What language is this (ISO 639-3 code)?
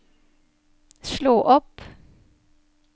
nor